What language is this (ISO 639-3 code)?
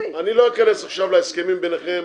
heb